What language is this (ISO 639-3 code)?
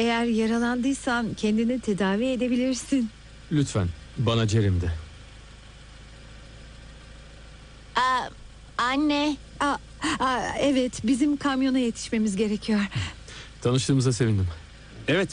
tur